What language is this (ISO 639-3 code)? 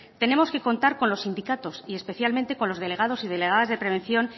spa